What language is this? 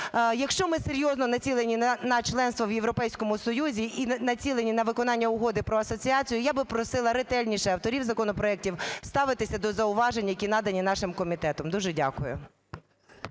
Ukrainian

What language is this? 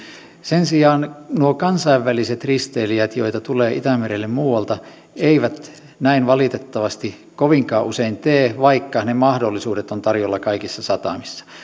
Finnish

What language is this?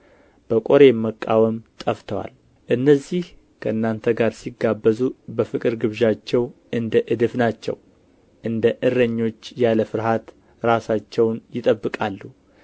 Amharic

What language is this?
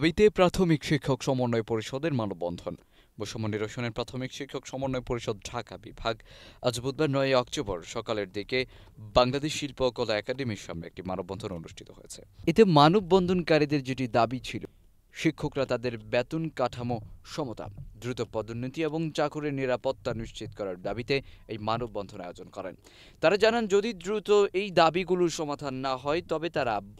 Romanian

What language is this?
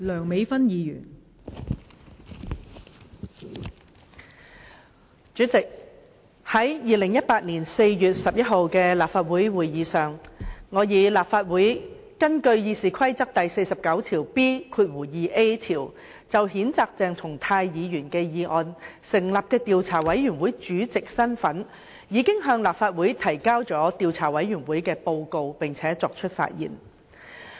Cantonese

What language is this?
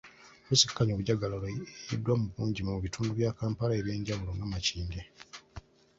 Ganda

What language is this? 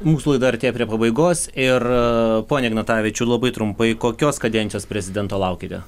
Lithuanian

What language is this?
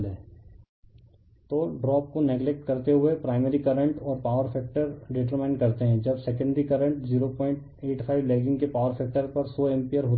Hindi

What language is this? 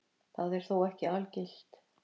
Icelandic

